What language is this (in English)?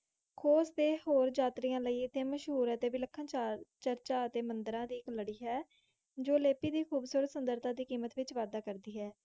Punjabi